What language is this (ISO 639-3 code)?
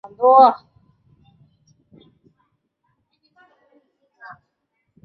zho